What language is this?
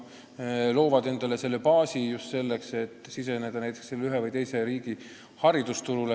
Estonian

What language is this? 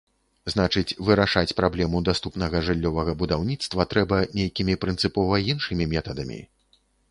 Belarusian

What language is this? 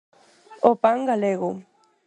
Galician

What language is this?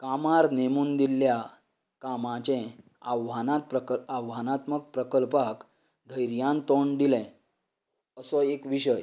Konkani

